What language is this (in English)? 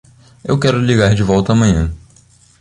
Portuguese